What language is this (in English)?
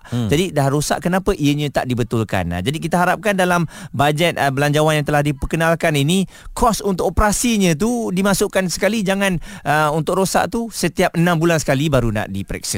Malay